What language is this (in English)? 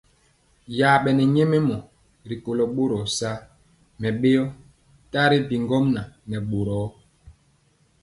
Mpiemo